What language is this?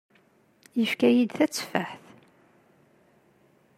Kabyle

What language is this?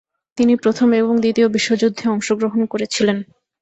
Bangla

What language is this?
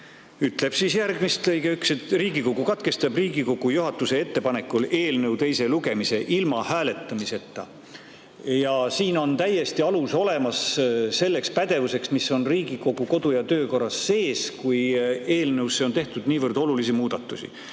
Estonian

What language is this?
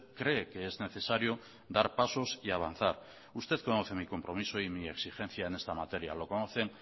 Spanish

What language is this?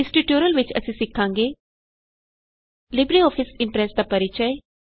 Punjabi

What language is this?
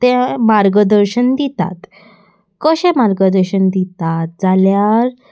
Konkani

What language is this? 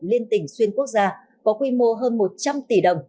Vietnamese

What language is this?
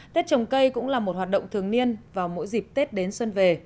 Vietnamese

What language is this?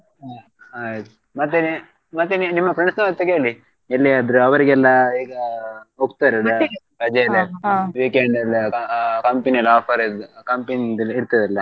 Kannada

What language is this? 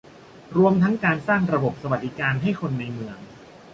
Thai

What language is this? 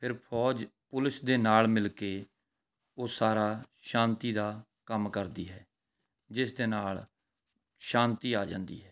Punjabi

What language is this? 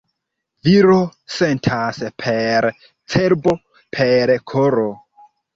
Esperanto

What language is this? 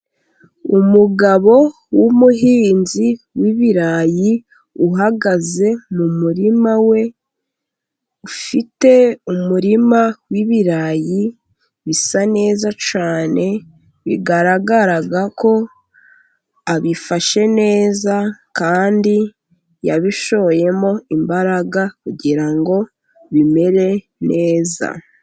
Kinyarwanda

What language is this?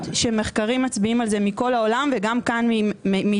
Hebrew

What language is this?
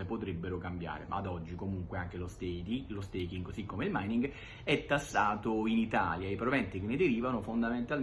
Italian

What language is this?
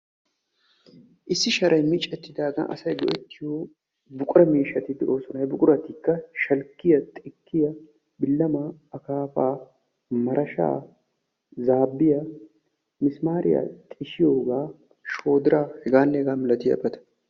Wolaytta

